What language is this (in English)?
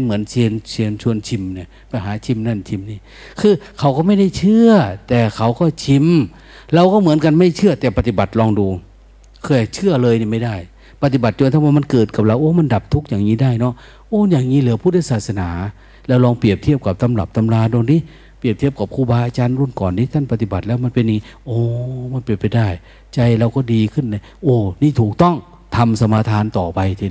Thai